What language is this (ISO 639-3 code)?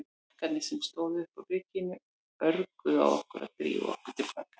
isl